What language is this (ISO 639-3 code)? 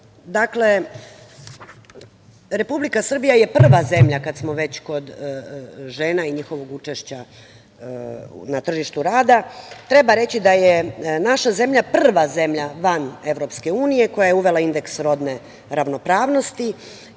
srp